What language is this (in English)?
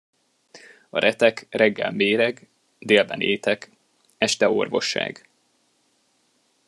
Hungarian